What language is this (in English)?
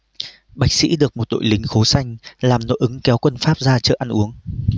Vietnamese